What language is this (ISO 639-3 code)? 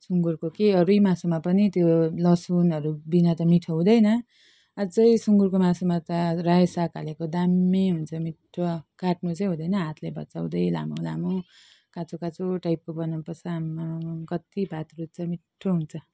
nep